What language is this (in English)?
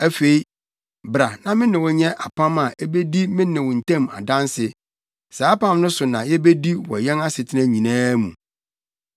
Akan